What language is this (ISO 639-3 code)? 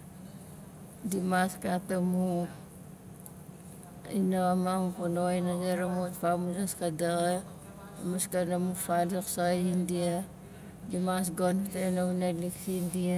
nal